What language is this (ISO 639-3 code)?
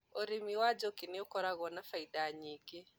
kik